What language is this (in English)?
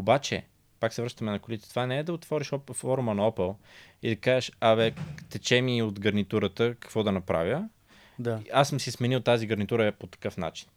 Bulgarian